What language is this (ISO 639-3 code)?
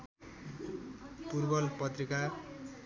nep